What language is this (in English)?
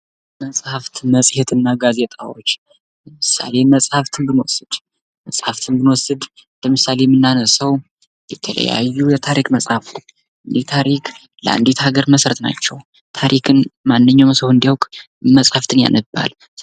Amharic